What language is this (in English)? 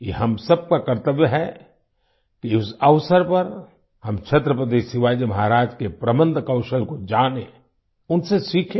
Hindi